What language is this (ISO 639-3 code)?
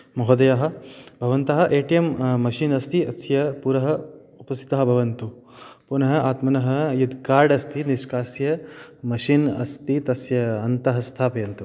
san